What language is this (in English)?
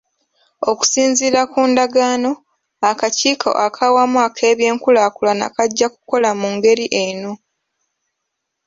Ganda